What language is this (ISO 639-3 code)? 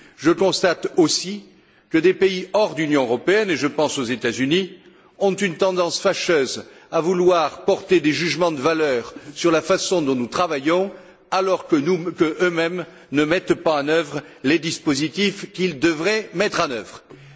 fra